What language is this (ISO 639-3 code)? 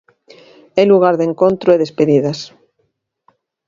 glg